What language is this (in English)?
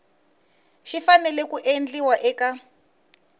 Tsonga